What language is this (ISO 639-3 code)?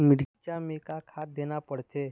hne